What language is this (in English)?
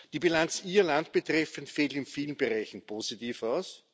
German